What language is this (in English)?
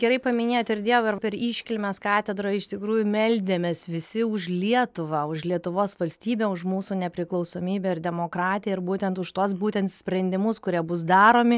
Lithuanian